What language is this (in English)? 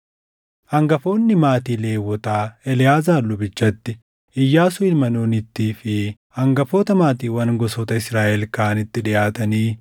Oromo